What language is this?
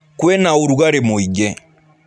Kikuyu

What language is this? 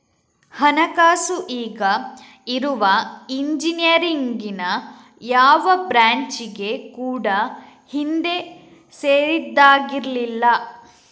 Kannada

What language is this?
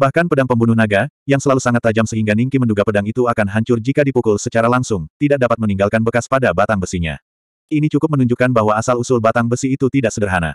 Indonesian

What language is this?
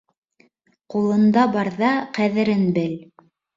Bashkir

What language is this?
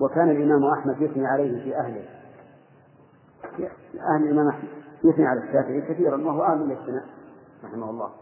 Arabic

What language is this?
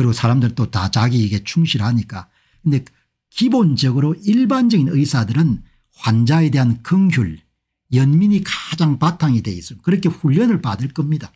Korean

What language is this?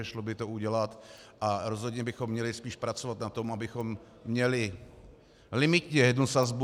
Czech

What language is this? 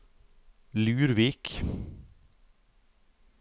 Norwegian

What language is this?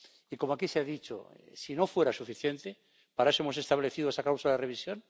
Spanish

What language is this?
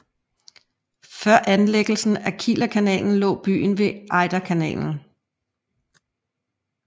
Danish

